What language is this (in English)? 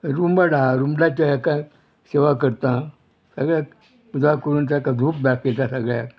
Konkani